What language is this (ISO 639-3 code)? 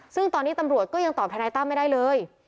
tha